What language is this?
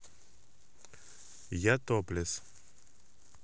Russian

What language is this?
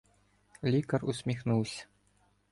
Ukrainian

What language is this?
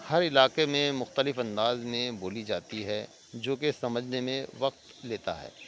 Urdu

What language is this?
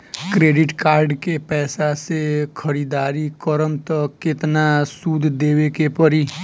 Bhojpuri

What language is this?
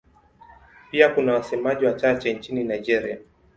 Swahili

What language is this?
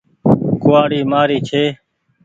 Goaria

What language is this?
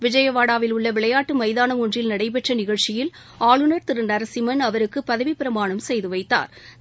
Tamil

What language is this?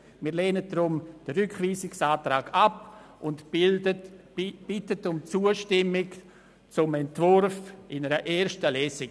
Swiss German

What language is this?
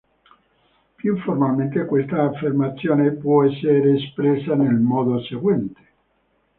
Italian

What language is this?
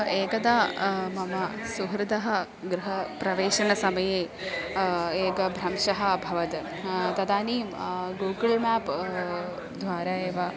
Sanskrit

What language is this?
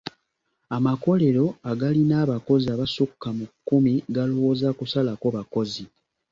Ganda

